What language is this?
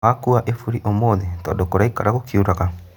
Kikuyu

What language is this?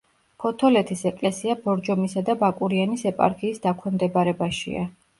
Georgian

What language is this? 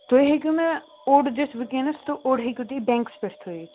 Kashmiri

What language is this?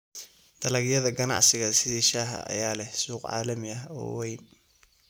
Somali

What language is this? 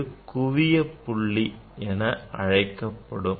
Tamil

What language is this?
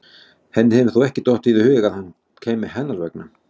Icelandic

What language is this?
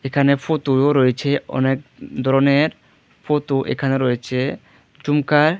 Bangla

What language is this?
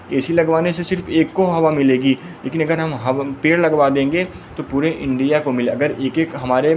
Hindi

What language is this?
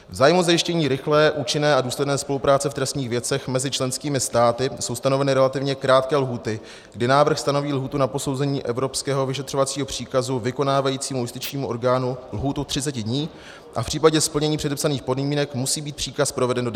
Czech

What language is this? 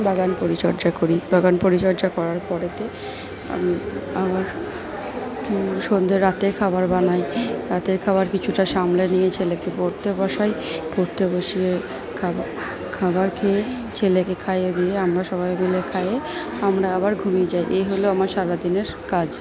Bangla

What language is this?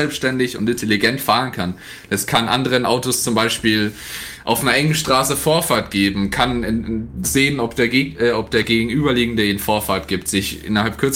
German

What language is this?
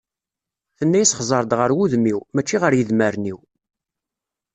Kabyle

